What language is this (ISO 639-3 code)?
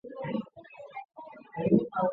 zho